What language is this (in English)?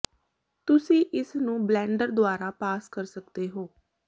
Punjabi